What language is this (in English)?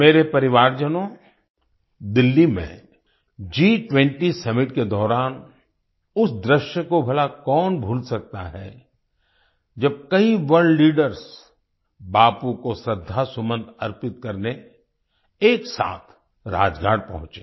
Hindi